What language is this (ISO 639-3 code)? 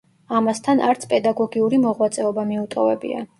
kat